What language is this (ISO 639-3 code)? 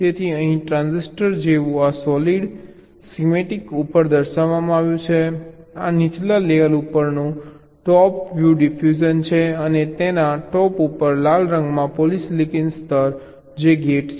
guj